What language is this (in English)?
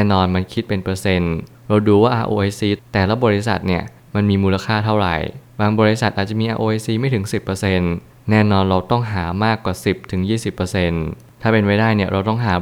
Thai